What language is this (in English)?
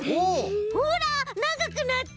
Japanese